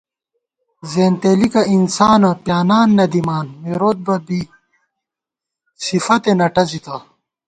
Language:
Gawar-Bati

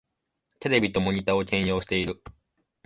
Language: Japanese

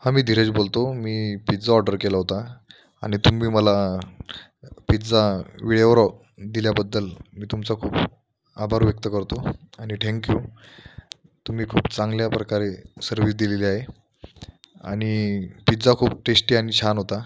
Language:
Marathi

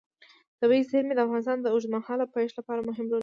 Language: Pashto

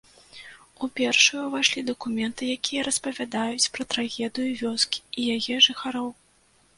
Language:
Belarusian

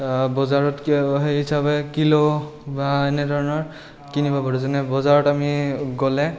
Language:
Assamese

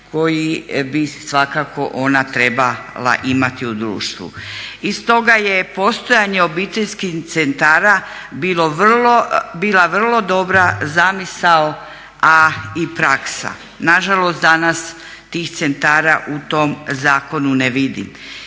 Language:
Croatian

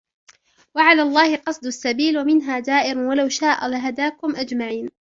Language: Arabic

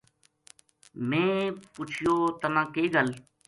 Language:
Gujari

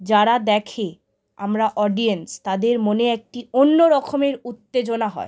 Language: Bangla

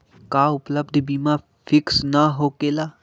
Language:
Magahi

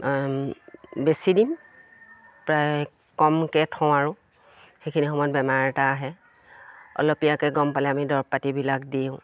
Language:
Assamese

